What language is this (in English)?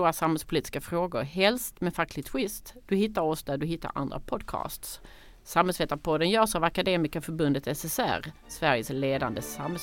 Swedish